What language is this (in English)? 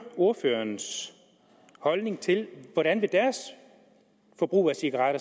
Danish